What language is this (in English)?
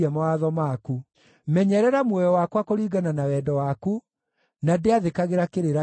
Kikuyu